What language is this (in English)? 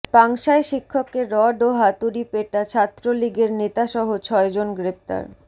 Bangla